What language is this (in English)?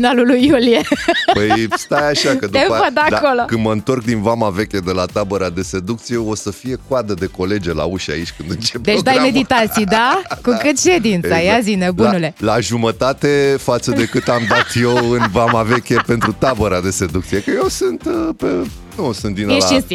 Romanian